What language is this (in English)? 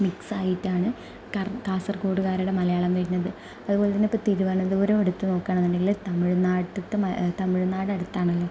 Malayalam